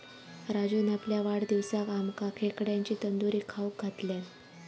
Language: Marathi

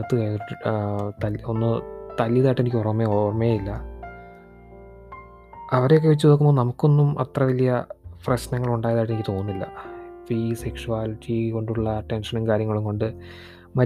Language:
Malayalam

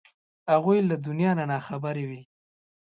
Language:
Pashto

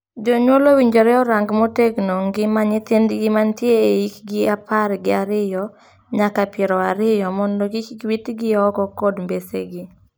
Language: Luo (Kenya and Tanzania)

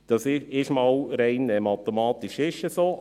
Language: Swiss German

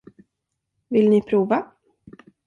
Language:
Swedish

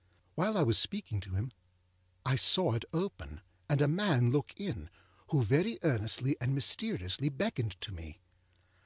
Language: English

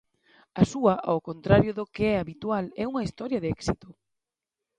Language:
Galician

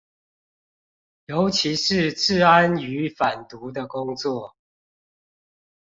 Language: Chinese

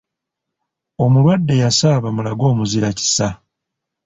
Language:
Ganda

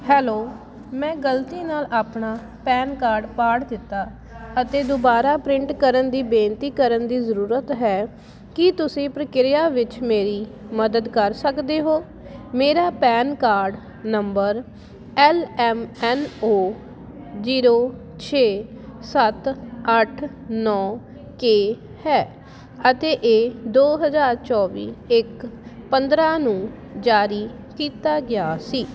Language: Punjabi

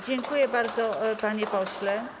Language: Polish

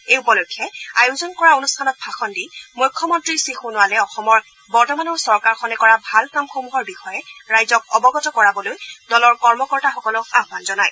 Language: Assamese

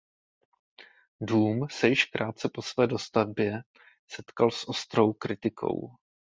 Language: Czech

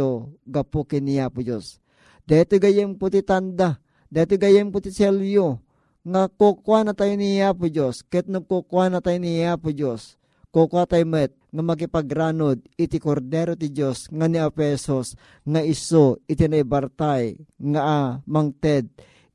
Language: Filipino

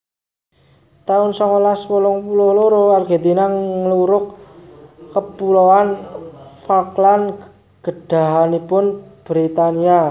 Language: Javanese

